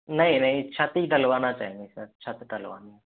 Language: Hindi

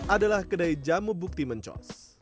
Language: Indonesian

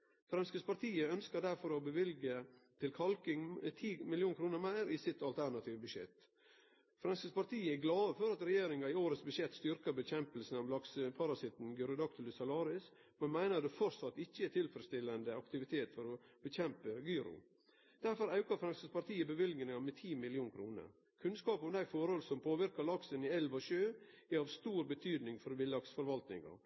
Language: Norwegian Nynorsk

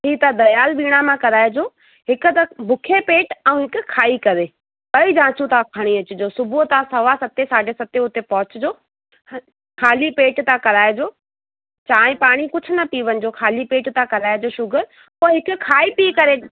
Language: Sindhi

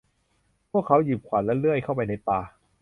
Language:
Thai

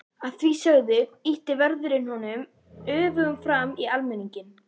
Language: Icelandic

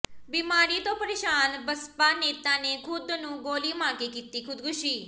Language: Punjabi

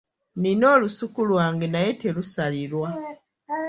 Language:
Ganda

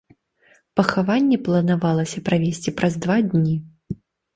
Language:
Belarusian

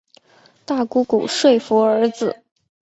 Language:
Chinese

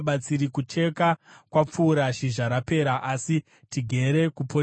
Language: Shona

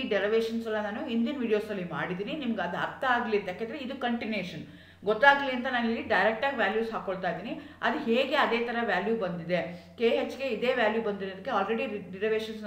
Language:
Kannada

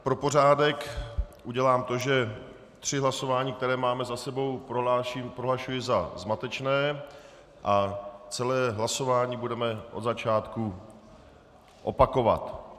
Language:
Czech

